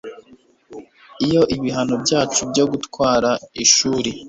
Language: Kinyarwanda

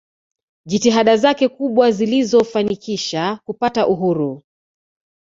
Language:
Swahili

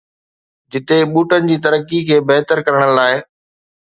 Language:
Sindhi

